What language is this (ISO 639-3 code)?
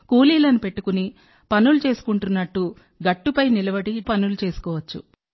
tel